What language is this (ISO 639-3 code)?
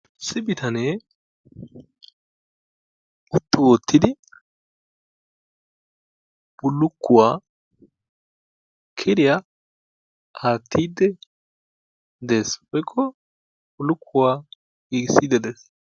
wal